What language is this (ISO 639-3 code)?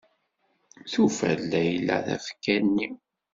kab